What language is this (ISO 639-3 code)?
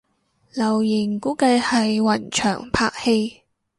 yue